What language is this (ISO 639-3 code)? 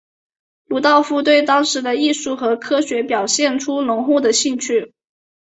zho